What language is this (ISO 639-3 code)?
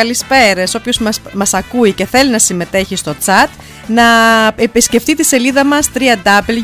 ell